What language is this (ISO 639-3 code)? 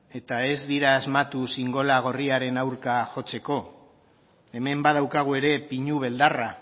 eus